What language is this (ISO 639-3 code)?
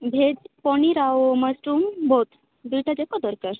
ori